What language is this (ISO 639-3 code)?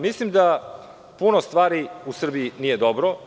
srp